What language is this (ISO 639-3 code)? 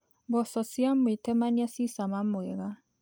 kik